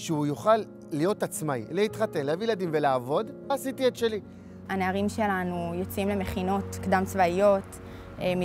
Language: Hebrew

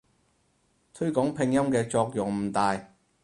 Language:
Cantonese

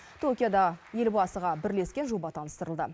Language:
Kazakh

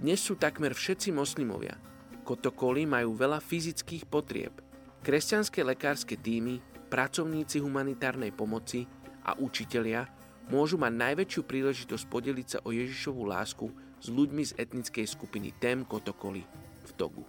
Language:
Slovak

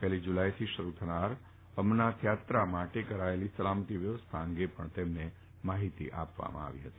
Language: Gujarati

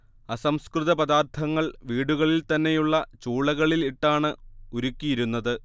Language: Malayalam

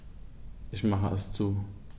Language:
German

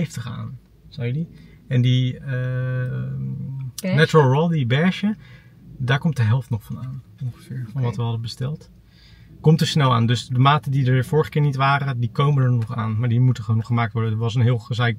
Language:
Dutch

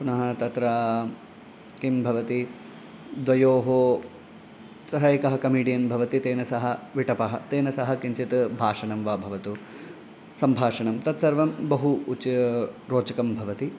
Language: Sanskrit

